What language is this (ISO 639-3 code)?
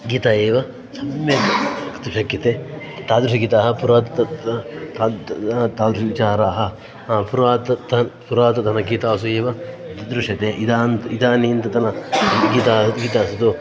san